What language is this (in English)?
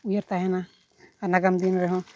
Santali